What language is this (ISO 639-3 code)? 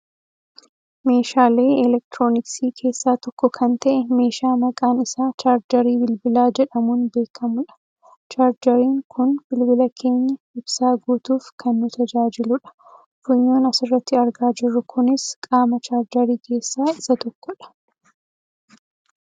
orm